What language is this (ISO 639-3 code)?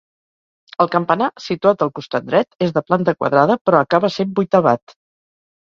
cat